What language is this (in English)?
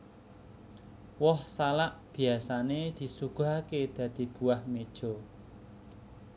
Javanese